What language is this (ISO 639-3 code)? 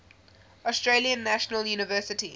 eng